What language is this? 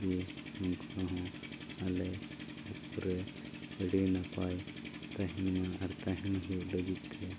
Santali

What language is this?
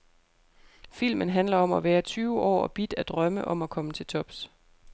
Danish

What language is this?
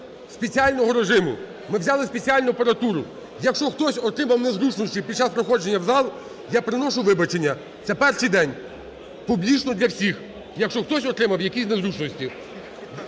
Ukrainian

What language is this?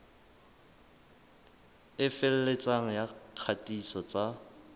Southern Sotho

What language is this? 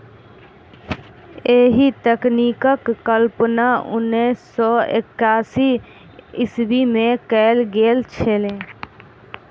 Maithili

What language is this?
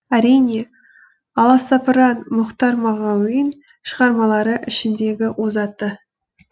Kazakh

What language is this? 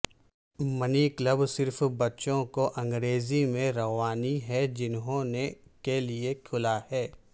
Urdu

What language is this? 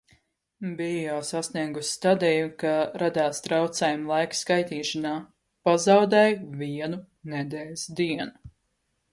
Latvian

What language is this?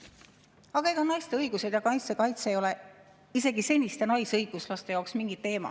Estonian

